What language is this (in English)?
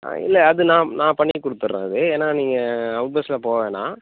Tamil